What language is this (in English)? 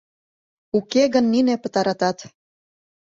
Mari